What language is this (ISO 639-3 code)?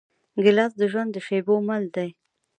pus